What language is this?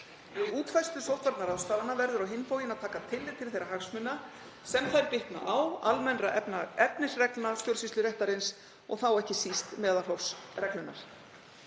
Icelandic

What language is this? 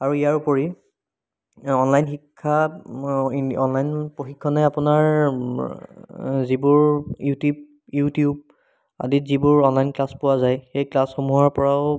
Assamese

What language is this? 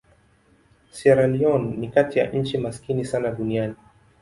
Swahili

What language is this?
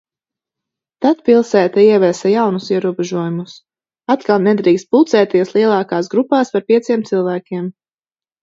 Latvian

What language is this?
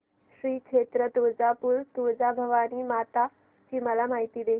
Marathi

